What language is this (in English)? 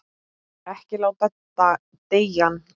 Icelandic